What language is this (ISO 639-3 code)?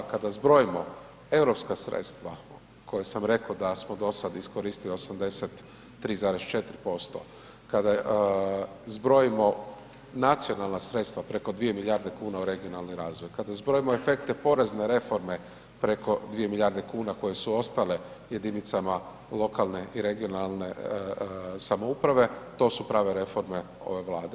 hrv